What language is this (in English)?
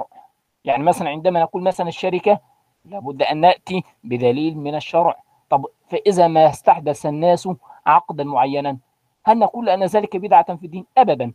Arabic